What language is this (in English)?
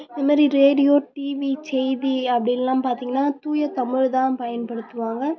Tamil